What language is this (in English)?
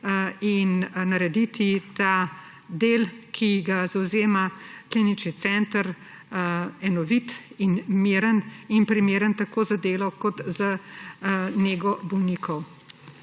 Slovenian